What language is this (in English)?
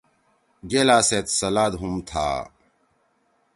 Torwali